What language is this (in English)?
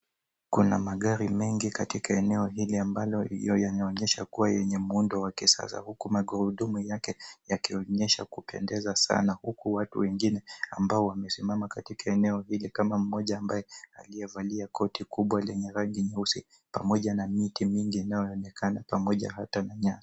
Swahili